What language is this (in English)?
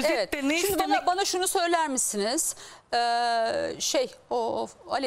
Turkish